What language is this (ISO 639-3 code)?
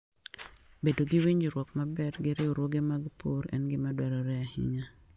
luo